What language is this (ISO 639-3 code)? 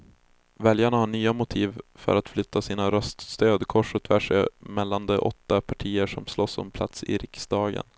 swe